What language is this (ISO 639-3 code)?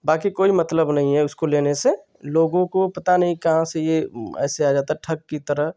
hin